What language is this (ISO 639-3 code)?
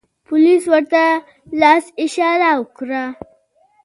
pus